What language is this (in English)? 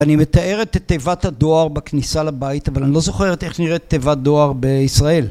Hebrew